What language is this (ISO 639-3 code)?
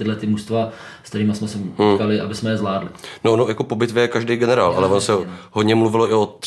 ces